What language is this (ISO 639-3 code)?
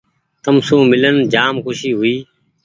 gig